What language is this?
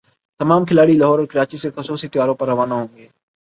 Urdu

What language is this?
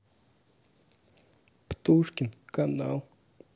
Russian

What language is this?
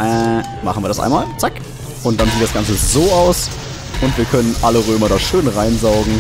German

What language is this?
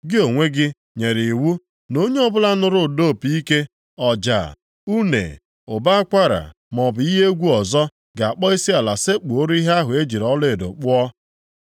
Igbo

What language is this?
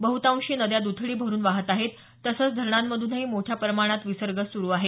Marathi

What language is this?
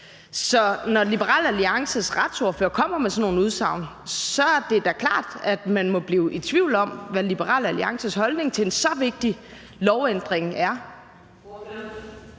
Danish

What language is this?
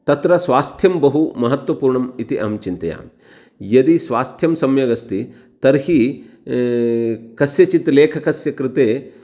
Sanskrit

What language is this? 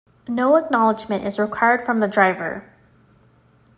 English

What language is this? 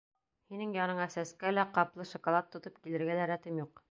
Bashkir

